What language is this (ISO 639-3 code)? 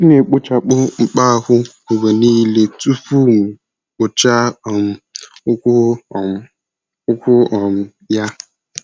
ibo